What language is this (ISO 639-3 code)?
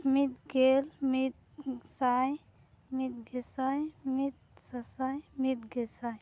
sat